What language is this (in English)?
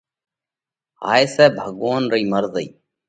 Parkari Koli